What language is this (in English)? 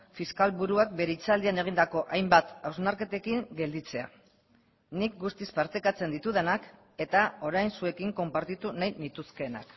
Basque